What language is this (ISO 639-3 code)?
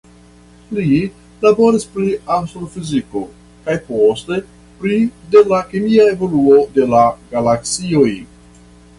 epo